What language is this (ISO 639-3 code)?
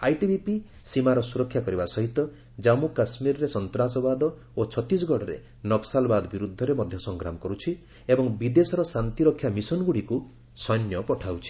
ori